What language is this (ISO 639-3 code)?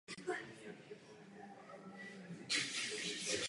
ces